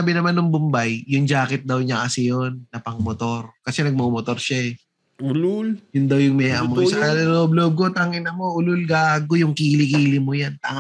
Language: Filipino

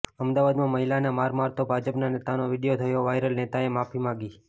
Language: Gujarati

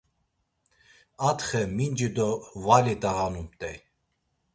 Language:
Laz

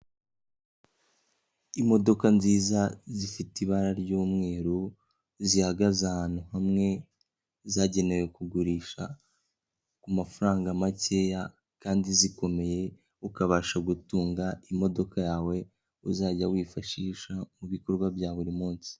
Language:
Kinyarwanda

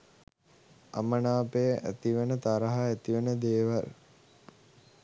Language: Sinhala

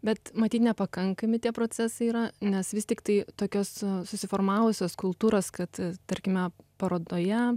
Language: Lithuanian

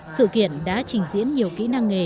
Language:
Vietnamese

